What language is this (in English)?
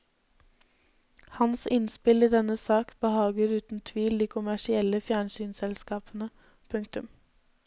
Norwegian